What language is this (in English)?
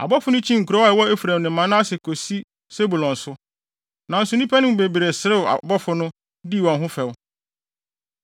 Akan